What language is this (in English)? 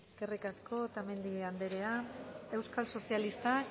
Basque